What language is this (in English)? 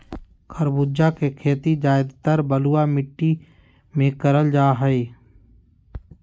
Magahi